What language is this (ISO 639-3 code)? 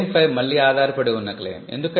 tel